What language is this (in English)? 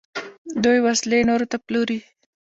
Pashto